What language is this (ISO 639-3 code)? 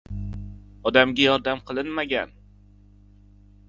uzb